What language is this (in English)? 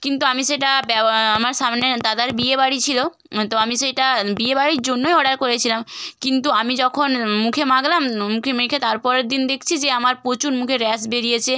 Bangla